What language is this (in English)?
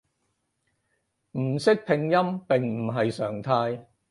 Cantonese